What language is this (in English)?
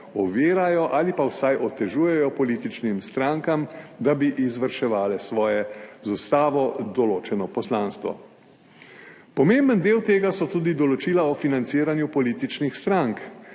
Slovenian